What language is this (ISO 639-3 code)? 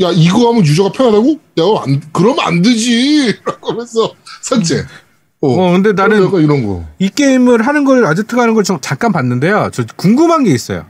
kor